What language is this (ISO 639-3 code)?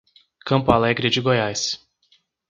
por